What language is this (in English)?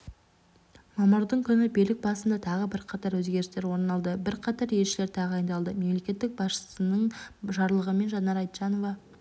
Kazakh